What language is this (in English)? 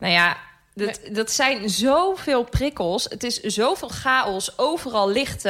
Dutch